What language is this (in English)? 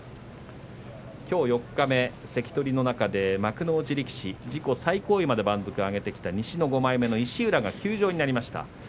Japanese